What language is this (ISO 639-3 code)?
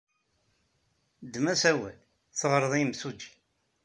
kab